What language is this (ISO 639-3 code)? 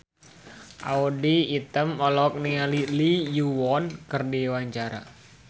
sun